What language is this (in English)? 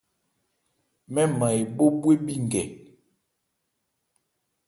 Ebrié